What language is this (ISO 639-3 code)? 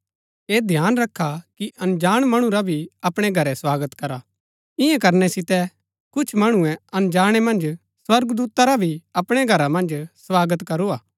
gbk